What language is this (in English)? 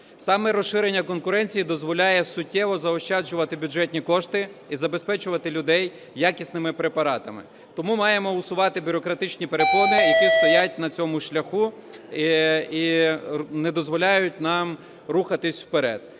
Ukrainian